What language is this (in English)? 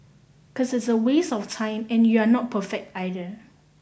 English